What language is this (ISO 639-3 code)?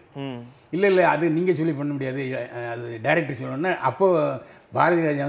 tam